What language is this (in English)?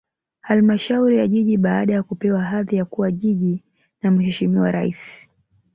Swahili